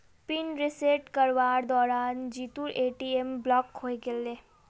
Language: Magahi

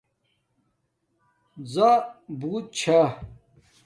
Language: Domaaki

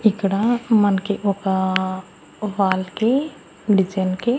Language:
Telugu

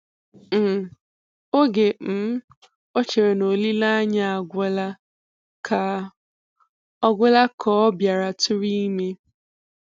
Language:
Igbo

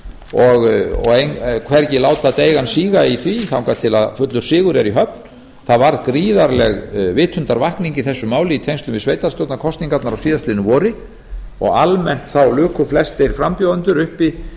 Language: Icelandic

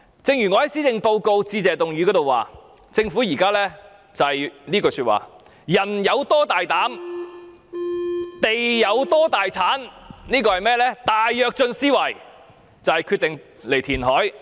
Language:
Cantonese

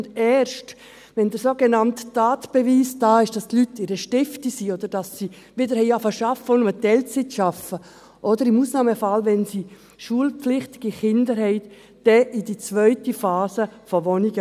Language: Swiss German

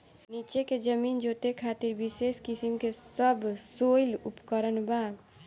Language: Bhojpuri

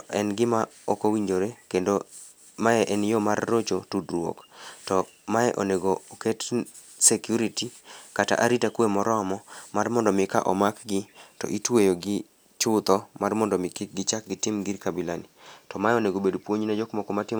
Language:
Luo (Kenya and Tanzania)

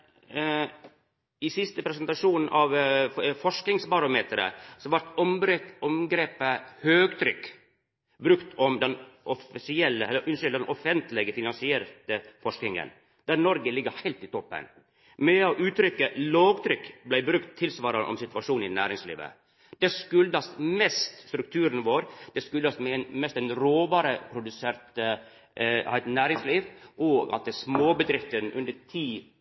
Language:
Norwegian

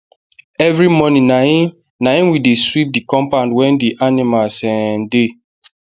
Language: Nigerian Pidgin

